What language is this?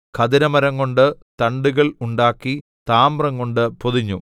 Malayalam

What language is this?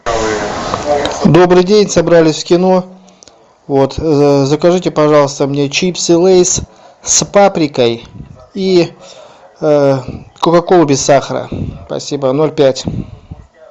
Russian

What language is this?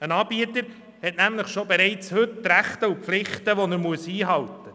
Swiss German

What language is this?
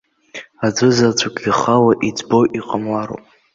Abkhazian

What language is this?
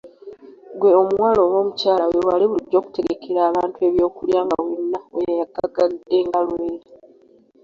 Ganda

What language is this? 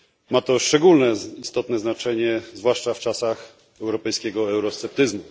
Polish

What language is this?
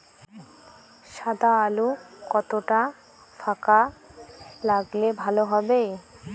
Bangla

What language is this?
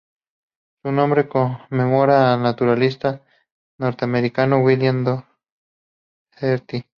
Spanish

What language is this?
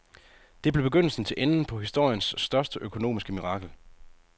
Danish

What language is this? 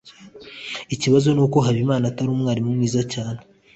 Kinyarwanda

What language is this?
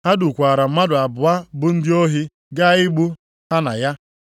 Igbo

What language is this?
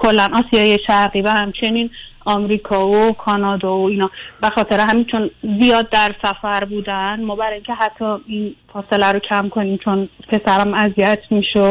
Persian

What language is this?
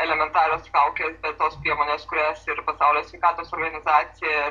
Lithuanian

